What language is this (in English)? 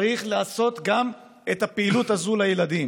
Hebrew